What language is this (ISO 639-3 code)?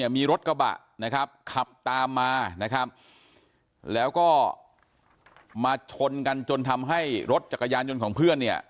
tha